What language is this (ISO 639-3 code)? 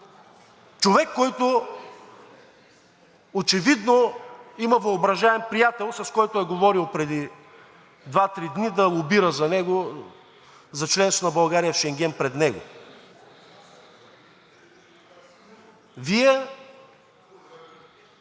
bul